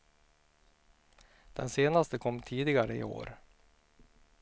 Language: Swedish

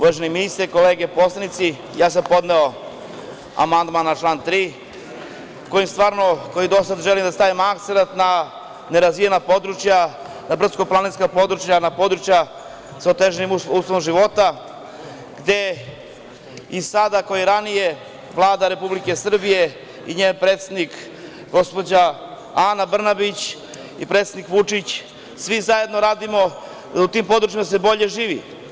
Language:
Serbian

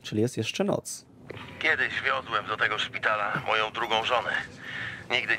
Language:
Polish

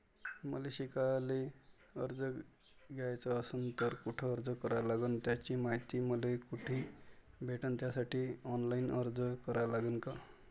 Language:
Marathi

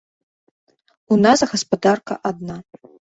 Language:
Belarusian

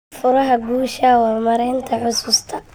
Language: Somali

